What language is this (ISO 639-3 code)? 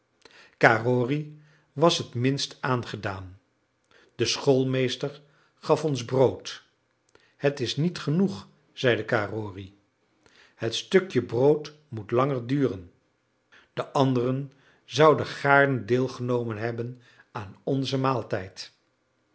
nld